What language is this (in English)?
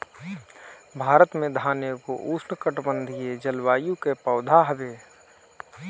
Bhojpuri